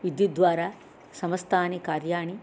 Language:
Sanskrit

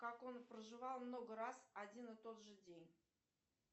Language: Russian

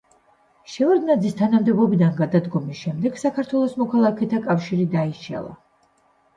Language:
Georgian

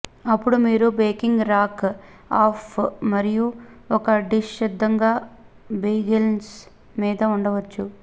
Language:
Telugu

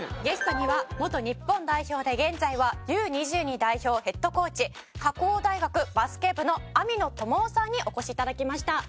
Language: Japanese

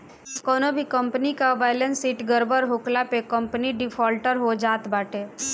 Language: Bhojpuri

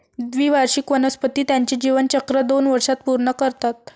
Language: Marathi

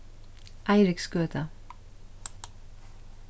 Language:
Faroese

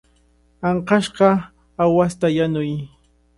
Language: Cajatambo North Lima Quechua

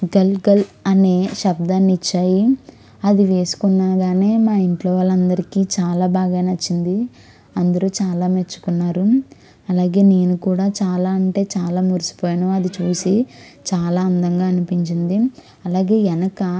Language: Telugu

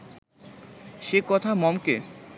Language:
Bangla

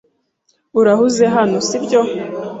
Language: Kinyarwanda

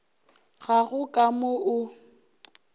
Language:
Northern Sotho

